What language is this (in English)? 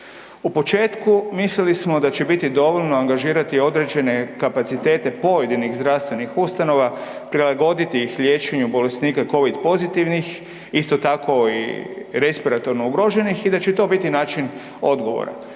Croatian